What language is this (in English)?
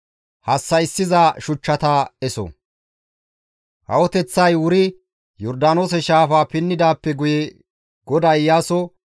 Gamo